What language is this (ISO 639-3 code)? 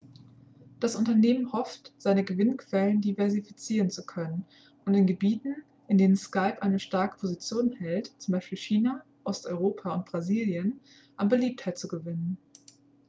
deu